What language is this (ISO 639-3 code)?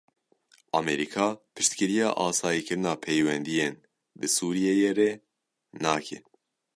kur